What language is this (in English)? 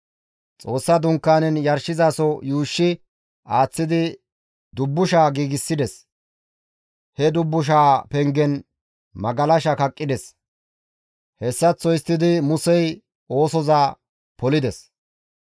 Gamo